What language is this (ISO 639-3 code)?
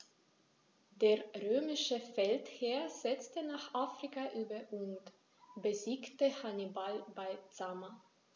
deu